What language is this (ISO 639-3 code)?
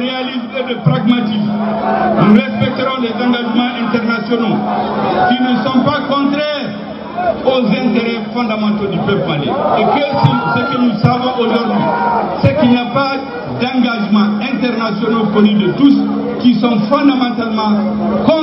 fra